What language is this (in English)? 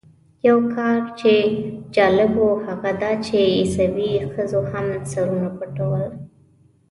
Pashto